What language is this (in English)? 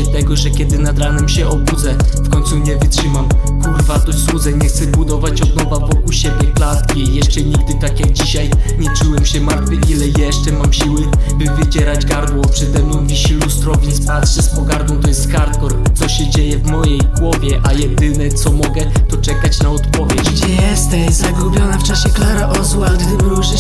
Polish